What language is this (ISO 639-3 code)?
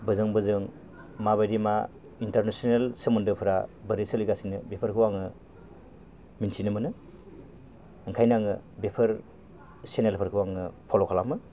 brx